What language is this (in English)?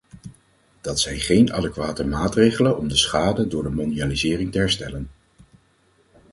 Dutch